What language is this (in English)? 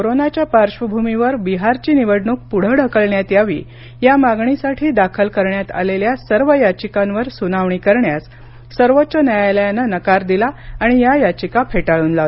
Marathi